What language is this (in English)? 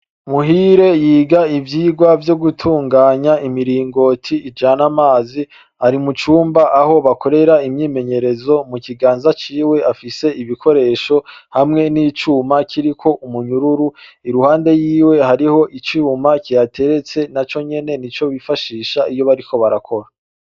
Rundi